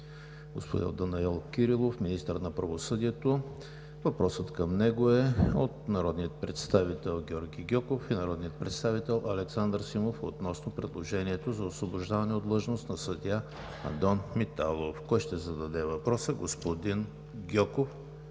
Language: Bulgarian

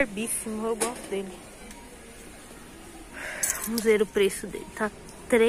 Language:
Portuguese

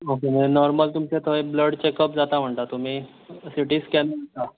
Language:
Konkani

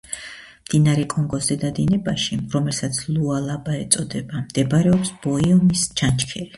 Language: Georgian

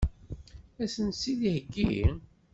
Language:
Kabyle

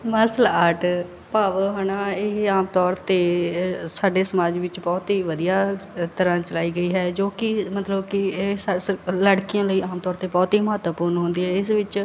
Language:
Punjabi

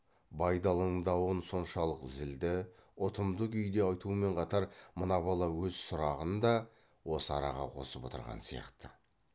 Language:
Kazakh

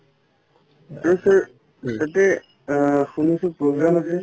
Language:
Assamese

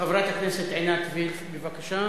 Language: Hebrew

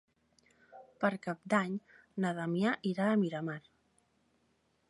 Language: Catalan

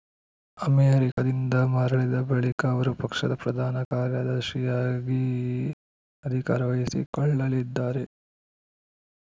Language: Kannada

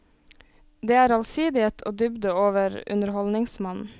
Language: Norwegian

